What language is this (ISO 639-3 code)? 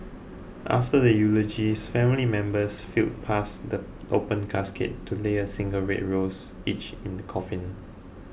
eng